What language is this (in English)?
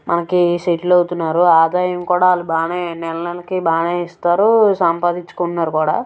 Telugu